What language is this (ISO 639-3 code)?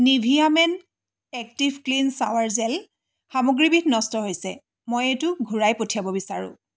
asm